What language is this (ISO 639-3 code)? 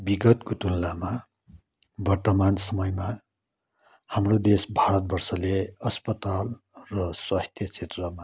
nep